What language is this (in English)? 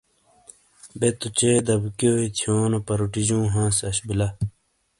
Shina